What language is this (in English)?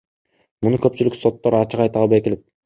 Kyrgyz